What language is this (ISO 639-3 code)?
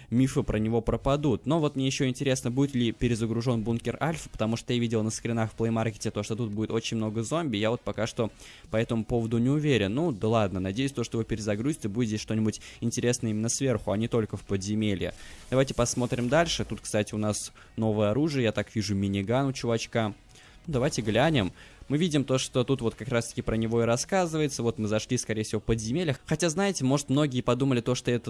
rus